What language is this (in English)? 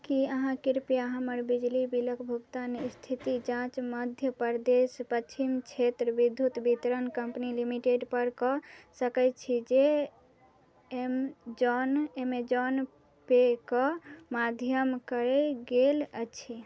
Maithili